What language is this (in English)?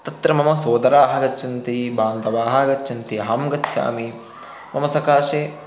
Sanskrit